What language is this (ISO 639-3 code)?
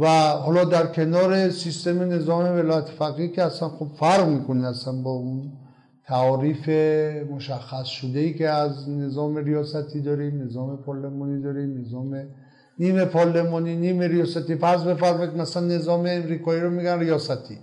fas